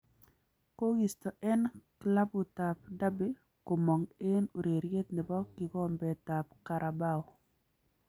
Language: Kalenjin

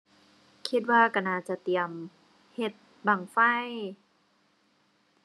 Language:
Thai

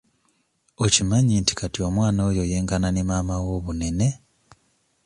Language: Ganda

